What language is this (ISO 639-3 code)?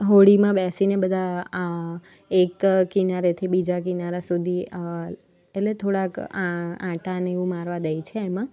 guj